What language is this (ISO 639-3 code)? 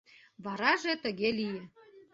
chm